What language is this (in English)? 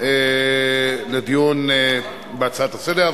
Hebrew